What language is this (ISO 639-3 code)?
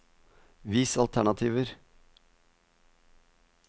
nor